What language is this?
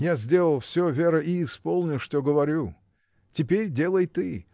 Russian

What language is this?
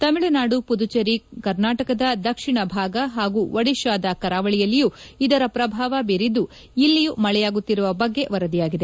Kannada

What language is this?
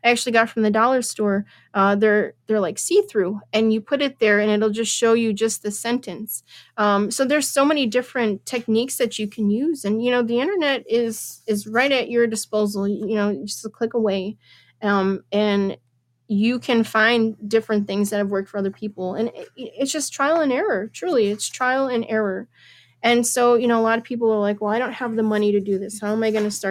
English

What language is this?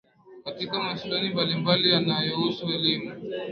Swahili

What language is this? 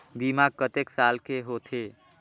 Chhattisgarhi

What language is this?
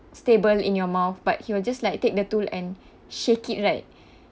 English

